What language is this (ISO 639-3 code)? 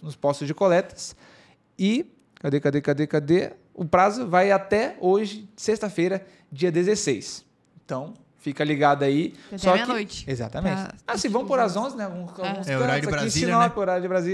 por